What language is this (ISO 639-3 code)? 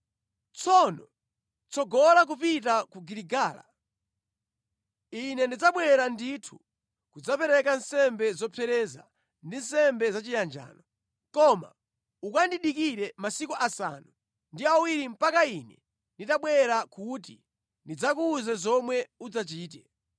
nya